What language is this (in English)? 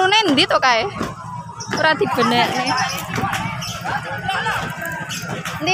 Indonesian